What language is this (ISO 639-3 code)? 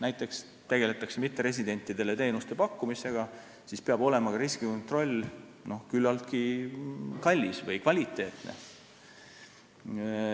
est